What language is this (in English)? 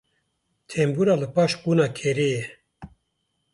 Kurdish